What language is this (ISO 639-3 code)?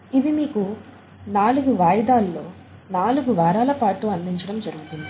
tel